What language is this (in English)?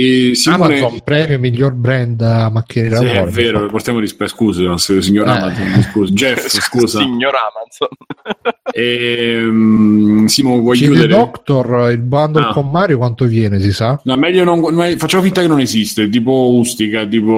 Italian